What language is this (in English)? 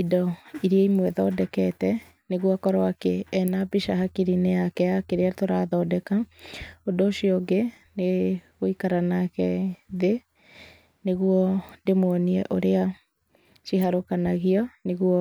Kikuyu